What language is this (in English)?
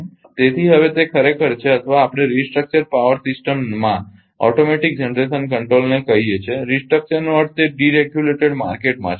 Gujarati